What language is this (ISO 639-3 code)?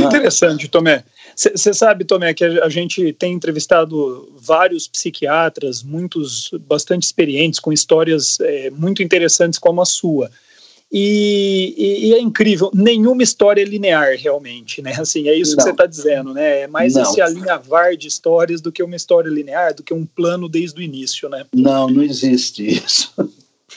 por